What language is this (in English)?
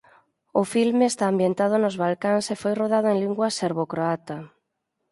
Galician